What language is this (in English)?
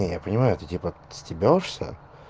Russian